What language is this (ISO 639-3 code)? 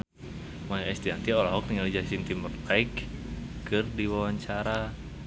sun